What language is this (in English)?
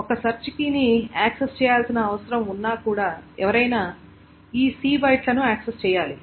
Telugu